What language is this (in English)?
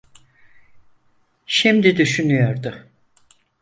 Turkish